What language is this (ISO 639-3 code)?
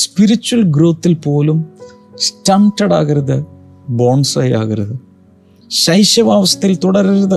mal